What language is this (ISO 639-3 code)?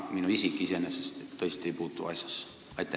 est